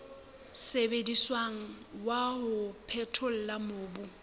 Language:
Southern Sotho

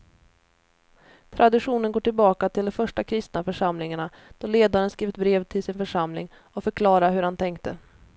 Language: Swedish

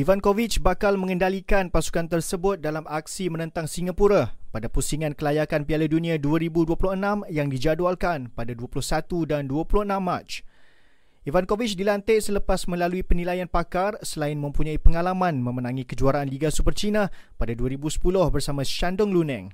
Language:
Malay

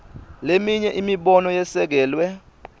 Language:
Swati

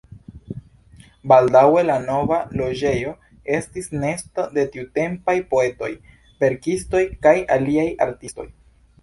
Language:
Esperanto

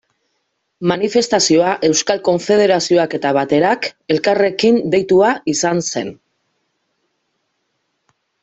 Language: Basque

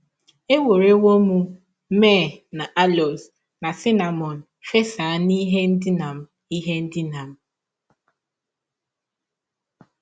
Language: Igbo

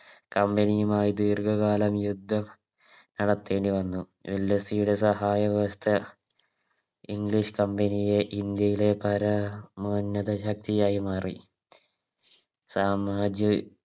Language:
Malayalam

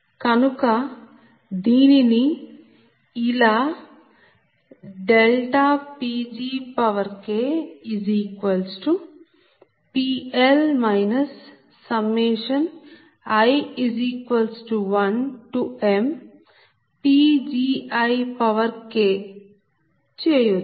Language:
Telugu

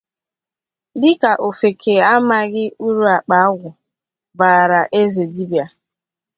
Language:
Igbo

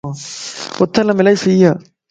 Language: Lasi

